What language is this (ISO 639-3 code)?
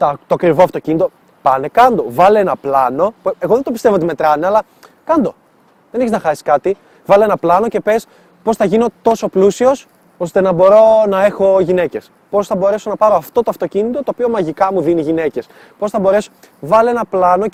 ell